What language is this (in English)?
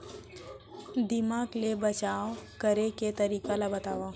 Chhattisgarhi